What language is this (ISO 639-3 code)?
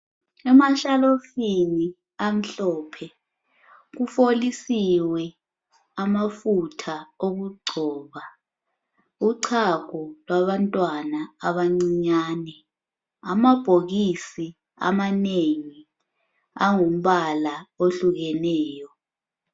nde